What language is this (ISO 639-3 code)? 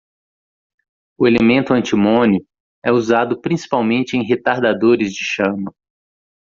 por